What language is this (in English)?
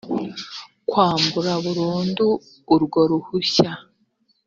Kinyarwanda